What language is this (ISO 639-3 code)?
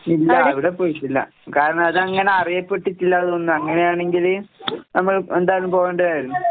mal